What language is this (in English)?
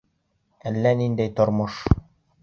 Bashkir